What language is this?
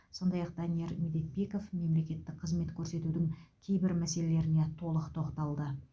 Kazakh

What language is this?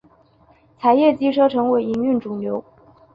Chinese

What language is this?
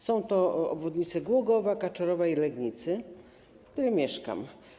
Polish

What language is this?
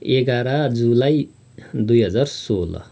Nepali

